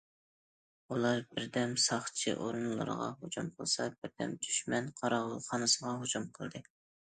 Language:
Uyghur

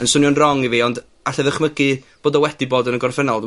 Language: Welsh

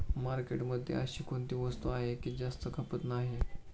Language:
Marathi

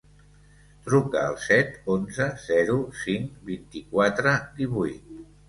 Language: Catalan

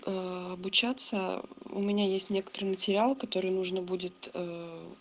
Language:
Russian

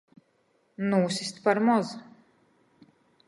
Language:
Latgalian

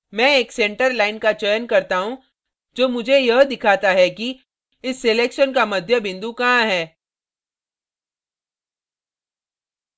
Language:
Hindi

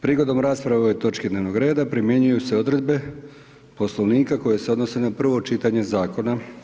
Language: Croatian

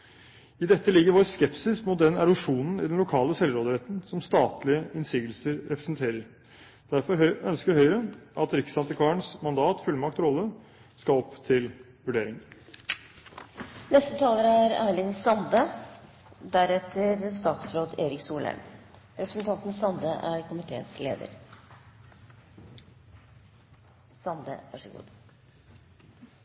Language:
Norwegian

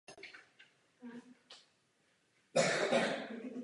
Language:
Czech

